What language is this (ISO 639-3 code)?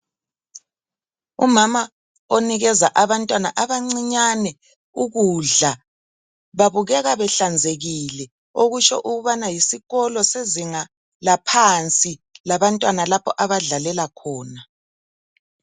nde